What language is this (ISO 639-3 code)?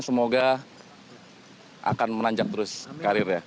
ind